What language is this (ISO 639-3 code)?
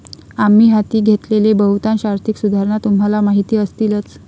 mar